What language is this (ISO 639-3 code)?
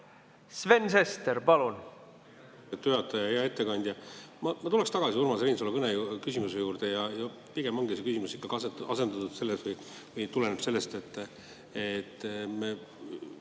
est